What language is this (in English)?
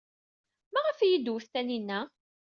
Kabyle